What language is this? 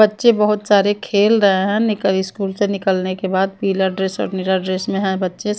Hindi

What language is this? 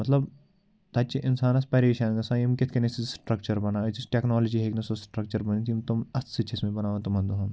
Kashmiri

